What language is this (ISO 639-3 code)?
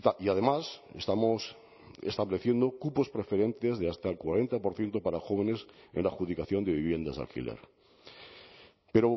spa